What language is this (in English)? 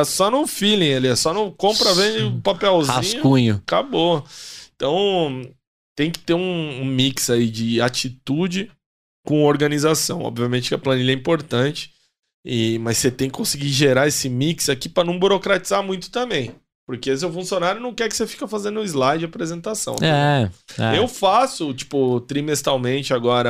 Portuguese